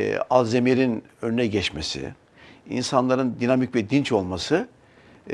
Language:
Turkish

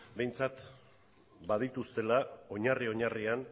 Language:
Basque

